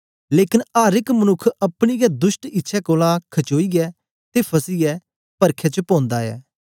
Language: Dogri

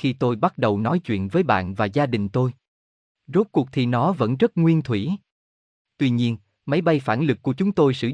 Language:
Vietnamese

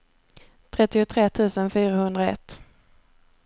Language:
Swedish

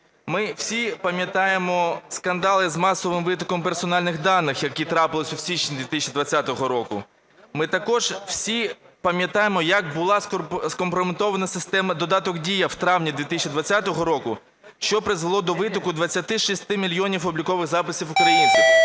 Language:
Ukrainian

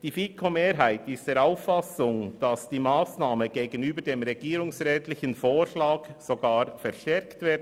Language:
Swiss German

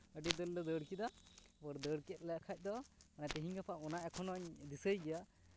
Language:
Santali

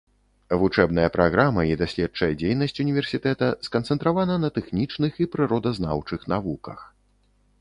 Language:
Belarusian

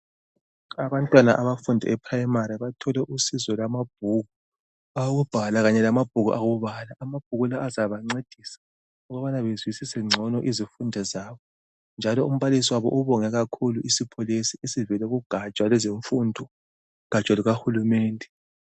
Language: North Ndebele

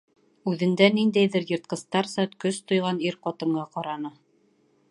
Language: Bashkir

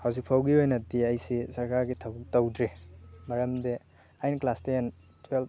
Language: Manipuri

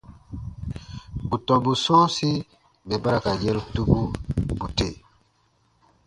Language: Baatonum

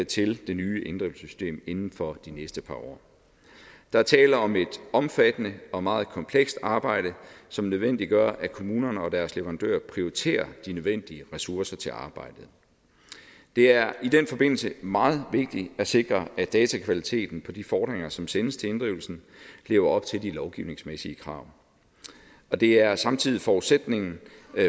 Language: Danish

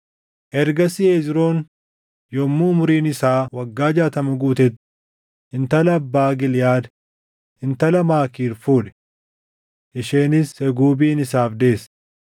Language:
Oromo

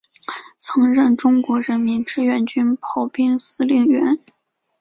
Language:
Chinese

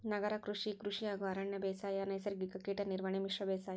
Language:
Kannada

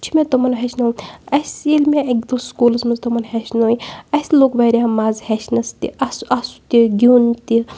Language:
Kashmiri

